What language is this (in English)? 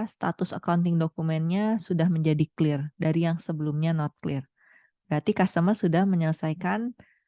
Indonesian